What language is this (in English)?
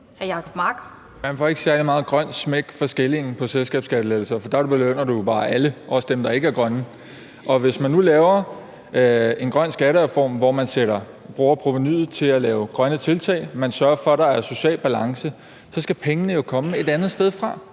Danish